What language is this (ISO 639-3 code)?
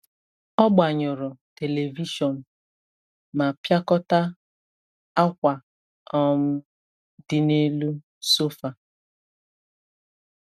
ibo